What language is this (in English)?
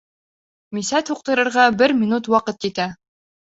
Bashkir